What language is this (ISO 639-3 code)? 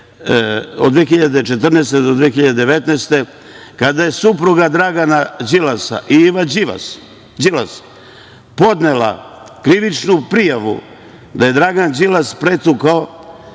srp